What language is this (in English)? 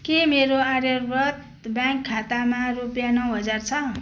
Nepali